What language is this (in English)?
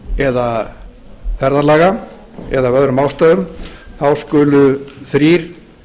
Icelandic